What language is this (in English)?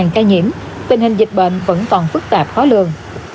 Vietnamese